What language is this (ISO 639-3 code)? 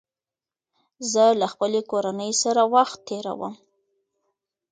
pus